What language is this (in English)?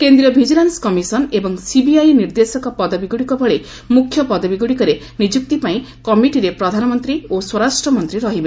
Odia